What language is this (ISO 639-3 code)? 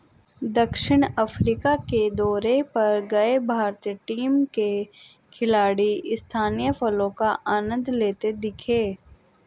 hin